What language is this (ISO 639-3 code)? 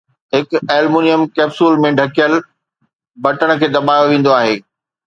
snd